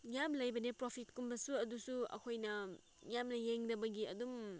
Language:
Manipuri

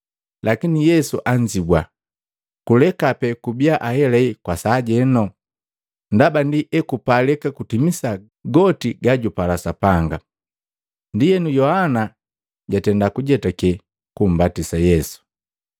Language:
Matengo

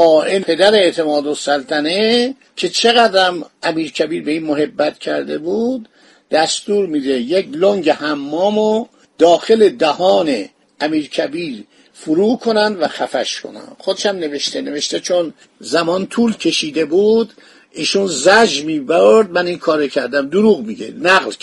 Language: Persian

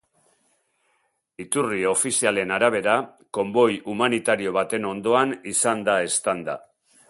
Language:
Basque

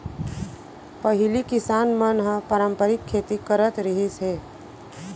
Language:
Chhattisgarhi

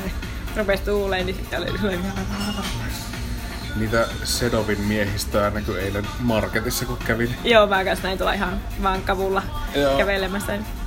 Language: Finnish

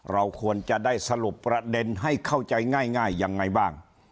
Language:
Thai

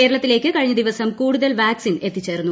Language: Malayalam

